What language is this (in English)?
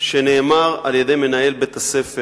Hebrew